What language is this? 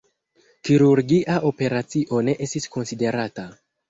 Esperanto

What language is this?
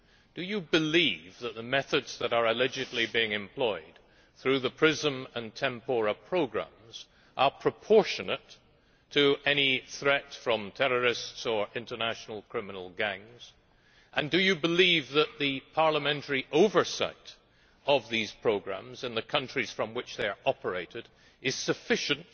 English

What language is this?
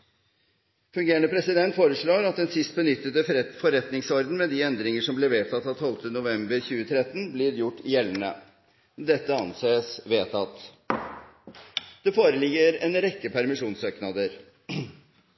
Norwegian Bokmål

